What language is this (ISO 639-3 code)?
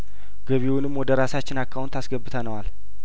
amh